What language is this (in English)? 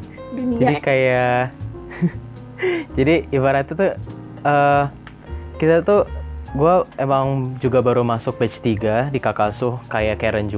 Indonesian